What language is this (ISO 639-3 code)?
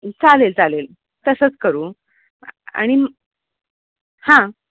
mar